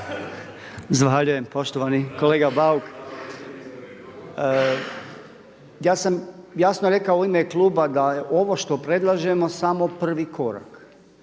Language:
Croatian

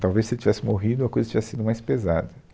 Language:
Portuguese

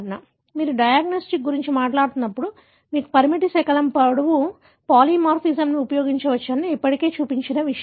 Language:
Telugu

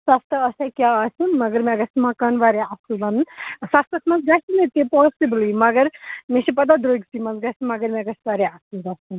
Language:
Kashmiri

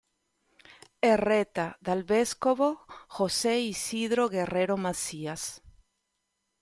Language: Italian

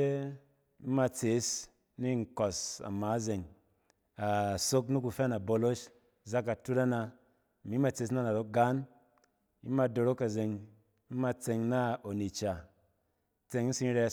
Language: Cen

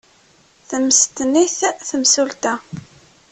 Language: Kabyle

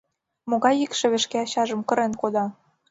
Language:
Mari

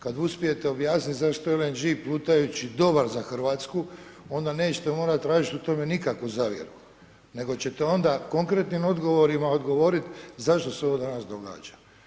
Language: Croatian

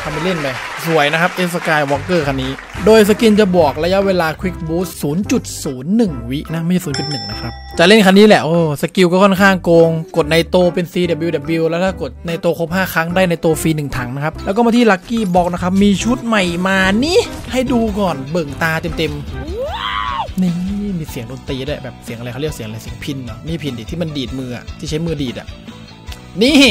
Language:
Thai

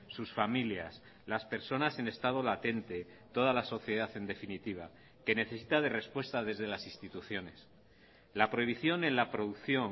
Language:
Spanish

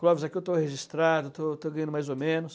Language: Portuguese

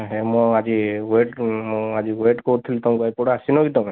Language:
Odia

